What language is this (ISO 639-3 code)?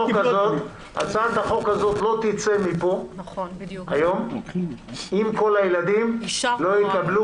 heb